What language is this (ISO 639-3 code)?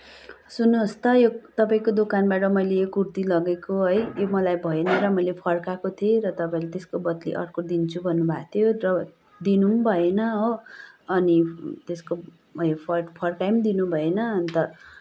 nep